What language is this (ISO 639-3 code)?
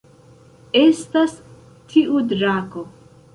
epo